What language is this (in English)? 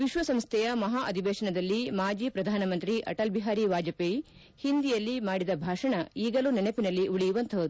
Kannada